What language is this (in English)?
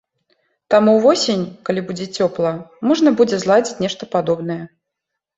Belarusian